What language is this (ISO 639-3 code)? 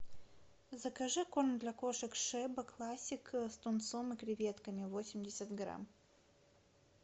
rus